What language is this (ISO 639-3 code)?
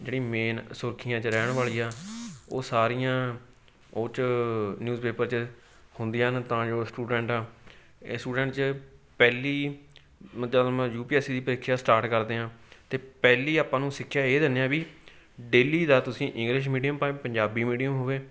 pan